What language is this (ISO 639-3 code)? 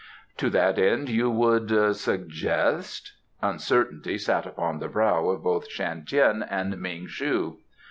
eng